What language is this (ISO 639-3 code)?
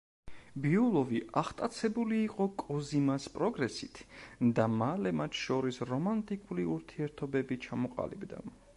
kat